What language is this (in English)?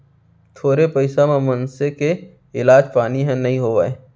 Chhattisgarhi